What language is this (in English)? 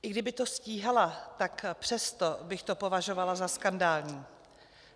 Czech